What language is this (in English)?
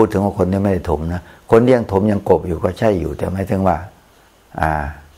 Thai